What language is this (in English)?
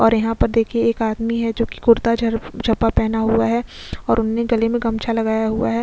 Hindi